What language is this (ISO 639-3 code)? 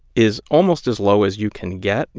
eng